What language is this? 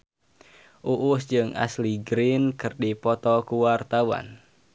Sundanese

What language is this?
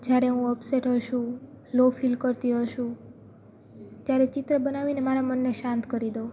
Gujarati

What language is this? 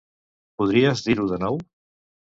Catalan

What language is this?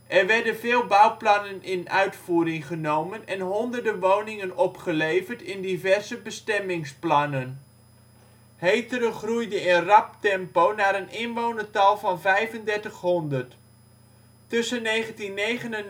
Dutch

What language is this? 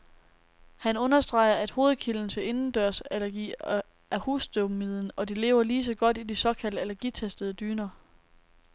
Danish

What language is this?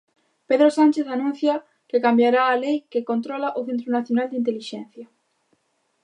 Galician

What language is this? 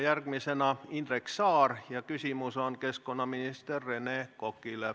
Estonian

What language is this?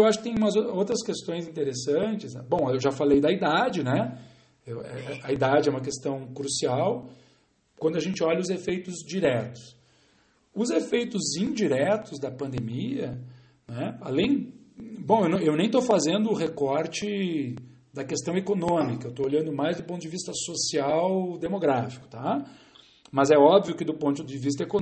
Portuguese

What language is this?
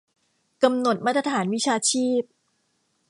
Thai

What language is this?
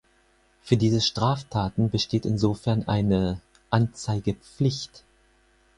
German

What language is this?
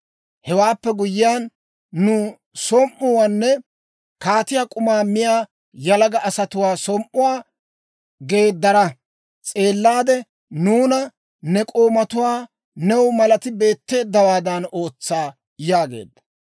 Dawro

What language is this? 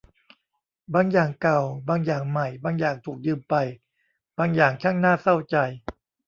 Thai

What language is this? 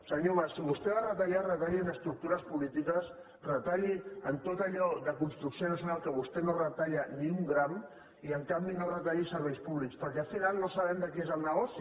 Catalan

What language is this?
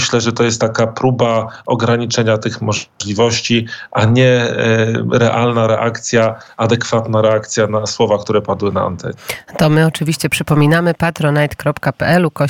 Polish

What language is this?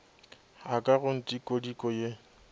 Northern Sotho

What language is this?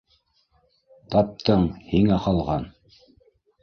Bashkir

